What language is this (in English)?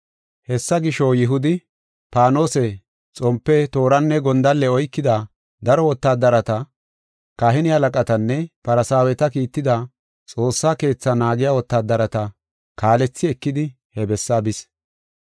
Gofa